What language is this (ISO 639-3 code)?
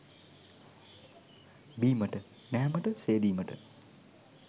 sin